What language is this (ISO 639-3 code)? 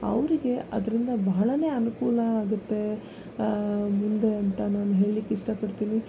kan